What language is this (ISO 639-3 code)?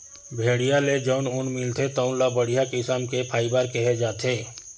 hne